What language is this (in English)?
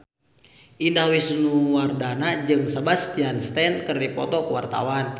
Sundanese